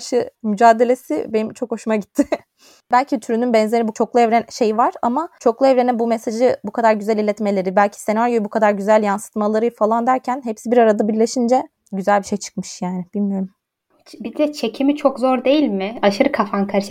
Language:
Turkish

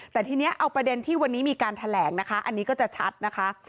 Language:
Thai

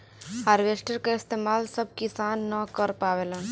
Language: Bhojpuri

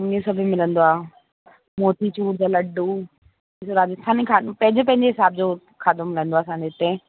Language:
Sindhi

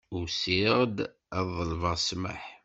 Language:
Kabyle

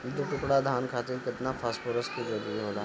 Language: Bhojpuri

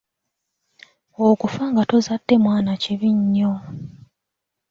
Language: Ganda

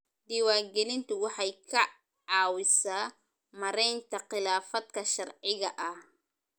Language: Somali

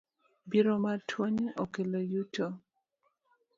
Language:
Luo (Kenya and Tanzania)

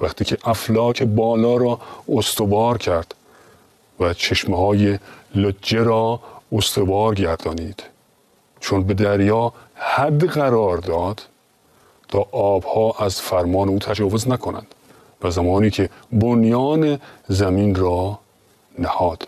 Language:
Persian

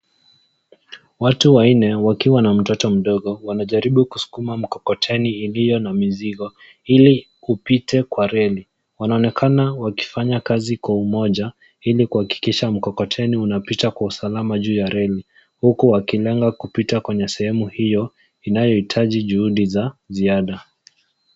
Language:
Swahili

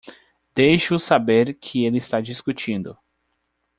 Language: Portuguese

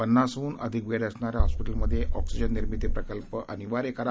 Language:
Marathi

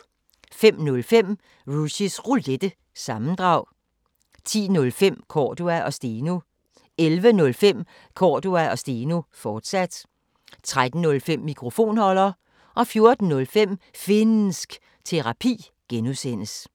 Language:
Danish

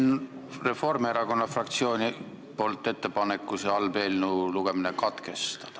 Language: Estonian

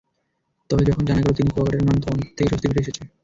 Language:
Bangla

